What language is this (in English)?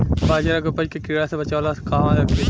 Bhojpuri